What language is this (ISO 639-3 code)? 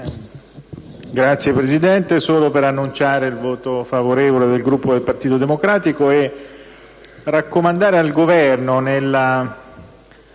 ita